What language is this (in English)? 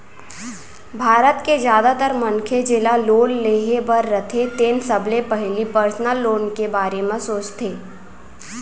Chhattisgarhi